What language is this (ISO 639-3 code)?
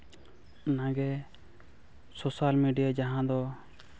sat